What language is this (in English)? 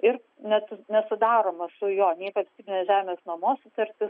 Lithuanian